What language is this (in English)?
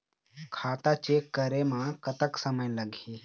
Chhattisgarhi